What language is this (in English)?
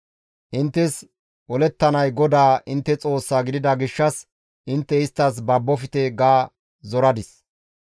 Gamo